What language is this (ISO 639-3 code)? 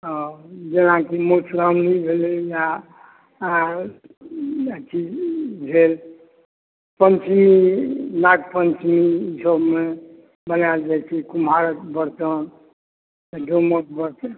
mai